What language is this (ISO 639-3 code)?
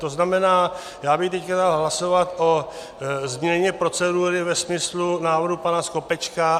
ces